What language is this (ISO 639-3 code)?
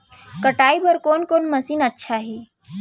hne